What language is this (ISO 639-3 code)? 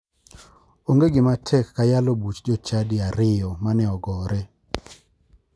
luo